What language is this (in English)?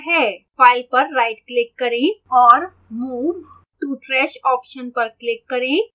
Hindi